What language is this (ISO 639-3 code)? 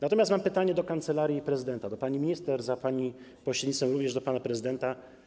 pol